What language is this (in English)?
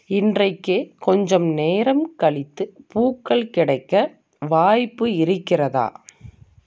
Tamil